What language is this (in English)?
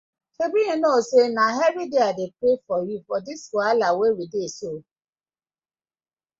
Nigerian Pidgin